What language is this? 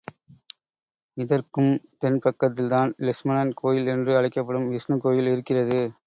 Tamil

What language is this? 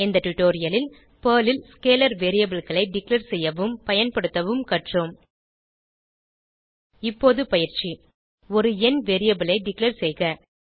Tamil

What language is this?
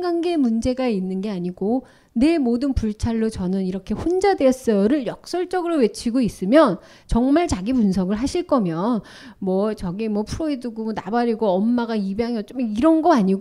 Korean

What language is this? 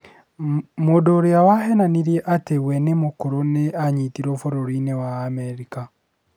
Kikuyu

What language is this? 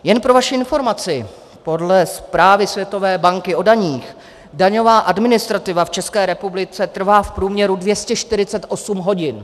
Czech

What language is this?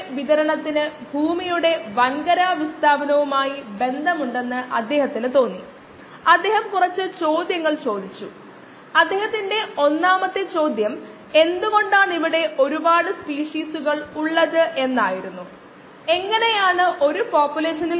Malayalam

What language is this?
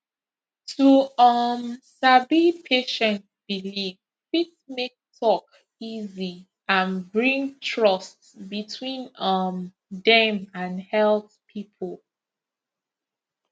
Nigerian Pidgin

